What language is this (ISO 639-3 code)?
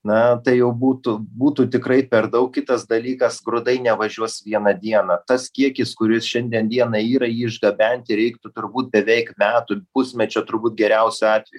lit